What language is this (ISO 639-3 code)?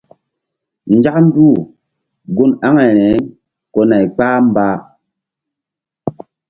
mdd